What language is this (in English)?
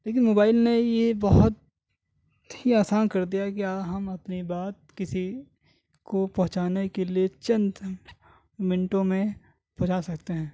Urdu